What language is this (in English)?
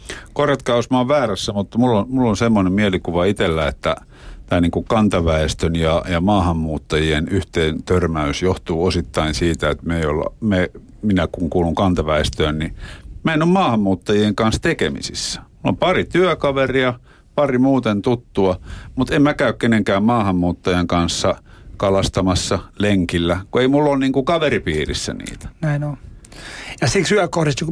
Finnish